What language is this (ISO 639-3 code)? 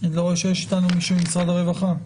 heb